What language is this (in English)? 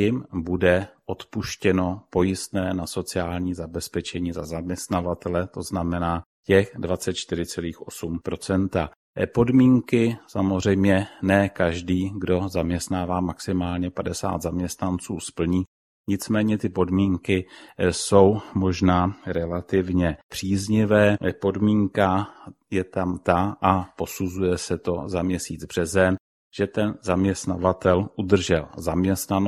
Czech